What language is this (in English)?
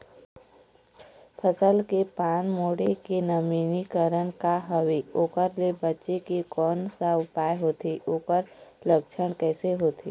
Chhattisgarhi